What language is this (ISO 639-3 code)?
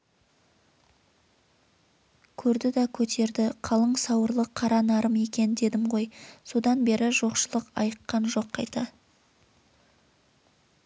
kaz